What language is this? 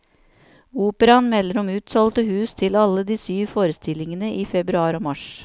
Norwegian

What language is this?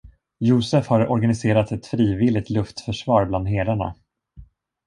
Swedish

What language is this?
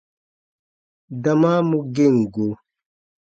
Baatonum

